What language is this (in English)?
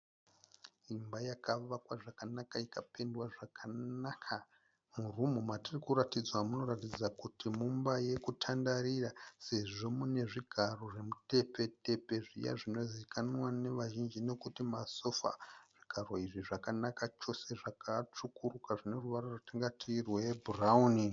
Shona